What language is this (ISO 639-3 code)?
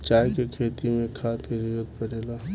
bho